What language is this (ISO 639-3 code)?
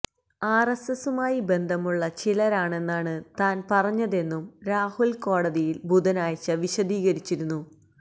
mal